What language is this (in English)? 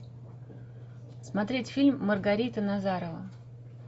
Russian